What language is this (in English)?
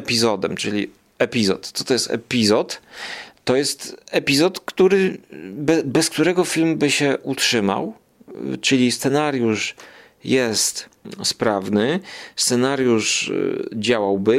Polish